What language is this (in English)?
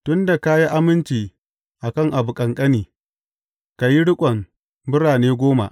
Hausa